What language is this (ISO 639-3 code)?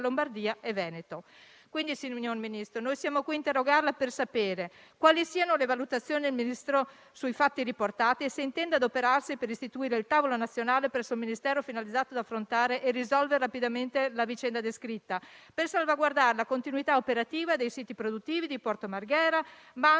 ita